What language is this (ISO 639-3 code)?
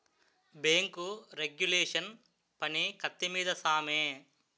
tel